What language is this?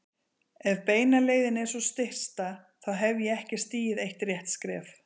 Icelandic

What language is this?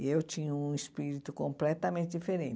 Portuguese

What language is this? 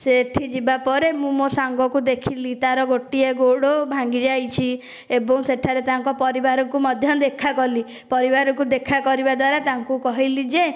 Odia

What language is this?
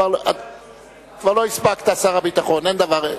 Hebrew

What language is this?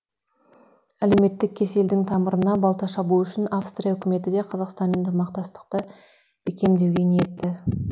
Kazakh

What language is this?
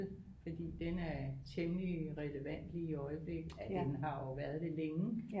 Danish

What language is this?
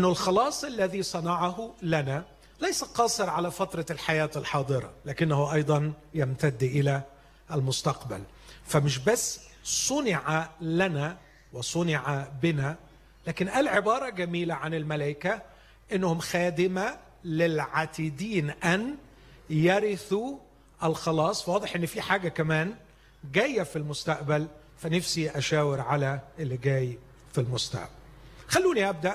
Arabic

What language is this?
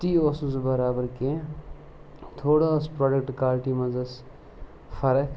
Kashmiri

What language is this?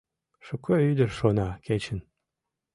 Mari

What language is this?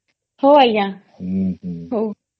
Odia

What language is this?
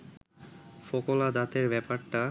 Bangla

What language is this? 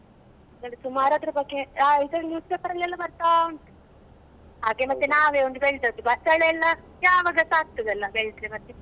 Kannada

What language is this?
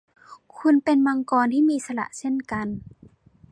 Thai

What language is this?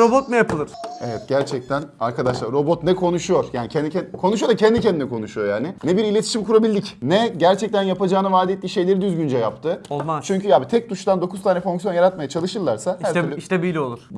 Turkish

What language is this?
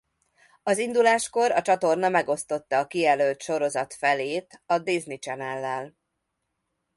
Hungarian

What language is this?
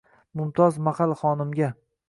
Uzbek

